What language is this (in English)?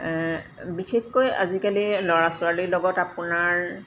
Assamese